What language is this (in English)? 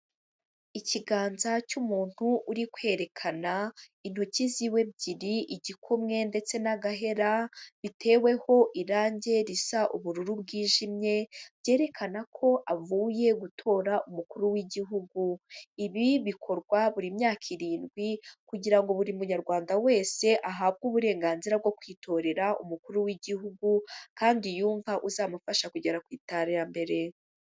Kinyarwanda